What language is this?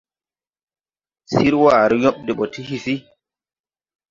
Tupuri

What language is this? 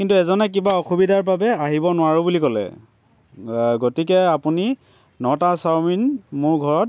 Assamese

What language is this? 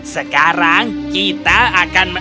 Indonesian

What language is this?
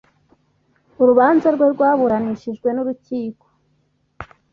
Kinyarwanda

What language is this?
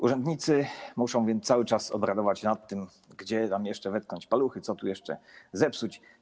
Polish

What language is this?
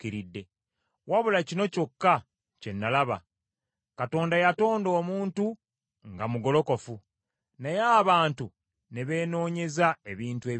Ganda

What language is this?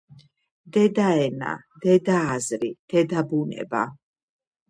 Georgian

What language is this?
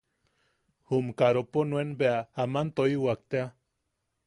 Yaqui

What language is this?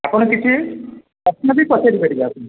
Odia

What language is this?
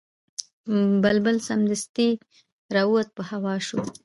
Pashto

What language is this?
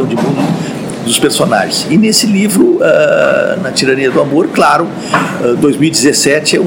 Portuguese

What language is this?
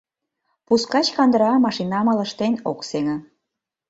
Mari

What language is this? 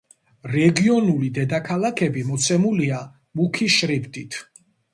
Georgian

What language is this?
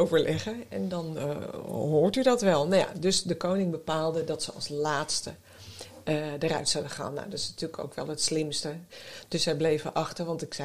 Dutch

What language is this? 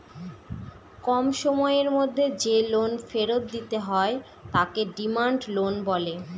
Bangla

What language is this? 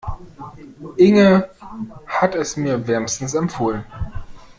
German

